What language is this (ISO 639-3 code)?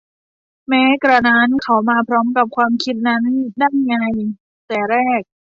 tha